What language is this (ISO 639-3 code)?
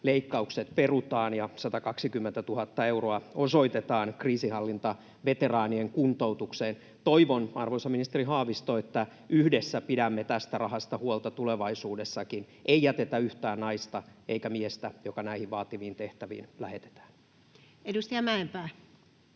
fin